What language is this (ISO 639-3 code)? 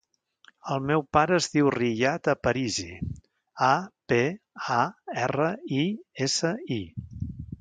cat